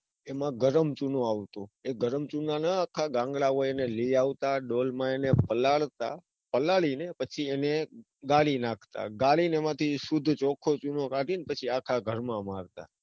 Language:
Gujarati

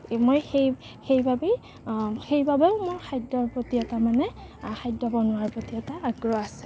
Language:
Assamese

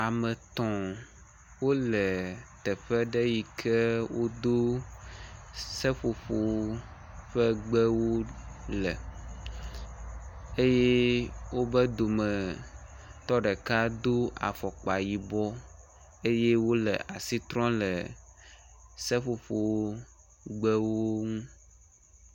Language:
Ewe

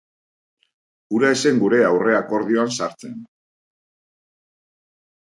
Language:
Basque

